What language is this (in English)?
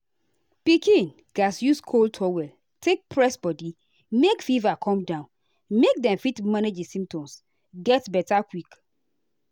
Nigerian Pidgin